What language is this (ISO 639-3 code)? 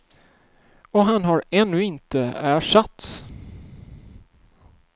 swe